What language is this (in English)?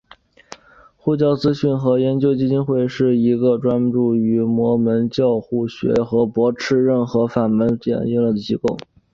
Chinese